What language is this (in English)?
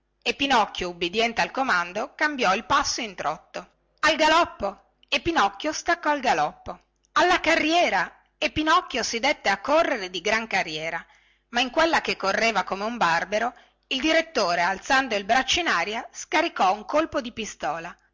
Italian